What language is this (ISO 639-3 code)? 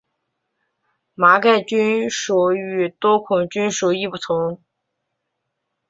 zho